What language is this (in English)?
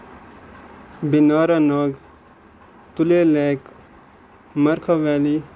Kashmiri